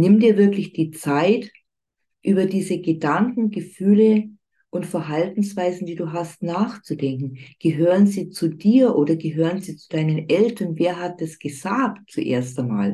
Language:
German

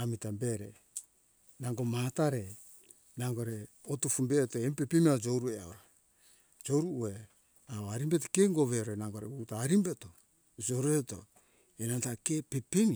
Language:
Hunjara-Kaina Ke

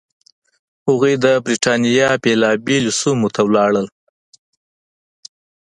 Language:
Pashto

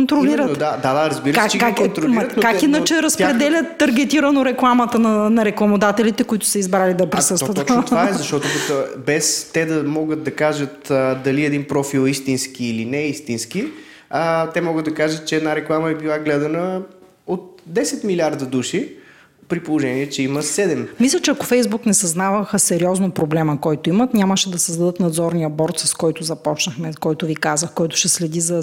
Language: Bulgarian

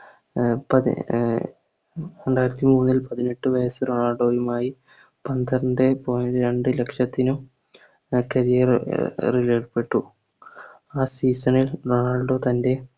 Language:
Malayalam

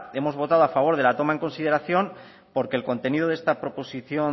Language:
Spanish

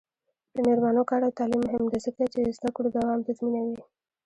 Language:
Pashto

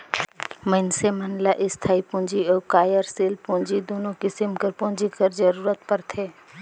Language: Chhattisgarhi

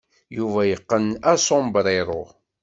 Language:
Kabyle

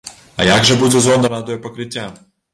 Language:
Belarusian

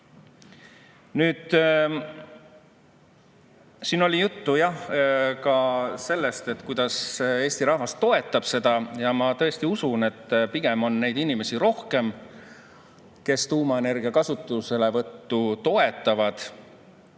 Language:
Estonian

